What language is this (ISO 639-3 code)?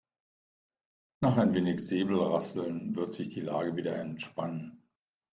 deu